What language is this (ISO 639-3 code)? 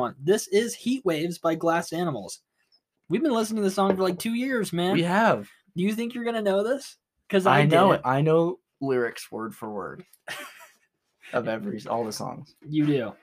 eng